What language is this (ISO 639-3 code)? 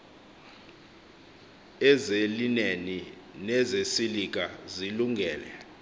xho